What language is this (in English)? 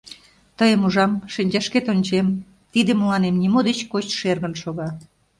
Mari